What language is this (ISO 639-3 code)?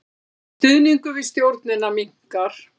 isl